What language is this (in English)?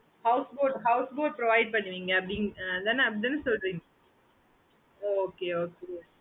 Tamil